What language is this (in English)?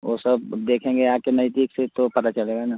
Hindi